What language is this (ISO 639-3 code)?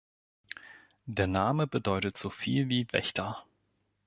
deu